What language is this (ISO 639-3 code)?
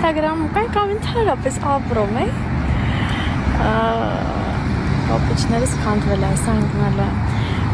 ron